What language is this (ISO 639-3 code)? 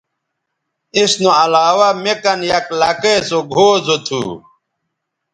btv